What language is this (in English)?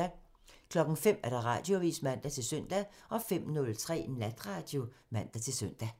Danish